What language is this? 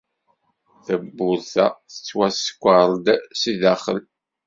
Kabyle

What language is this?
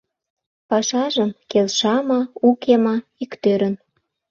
Mari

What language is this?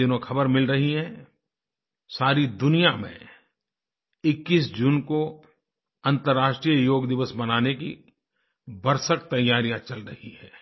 Hindi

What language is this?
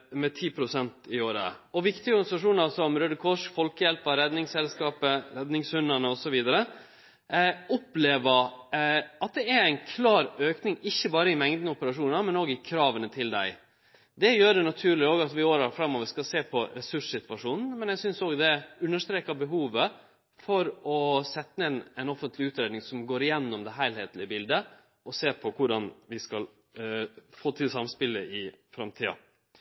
Norwegian Nynorsk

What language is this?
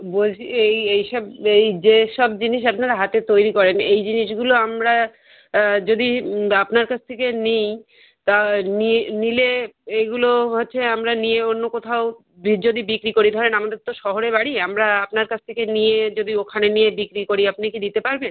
Bangla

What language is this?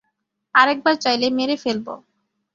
Bangla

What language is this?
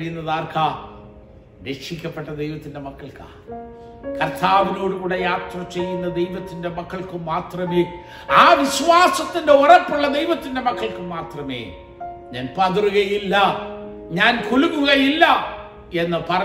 Malayalam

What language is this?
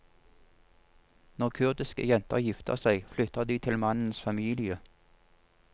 Norwegian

